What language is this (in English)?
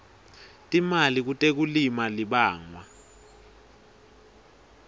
Swati